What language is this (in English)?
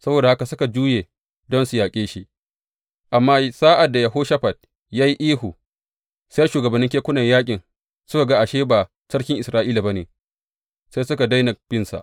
Hausa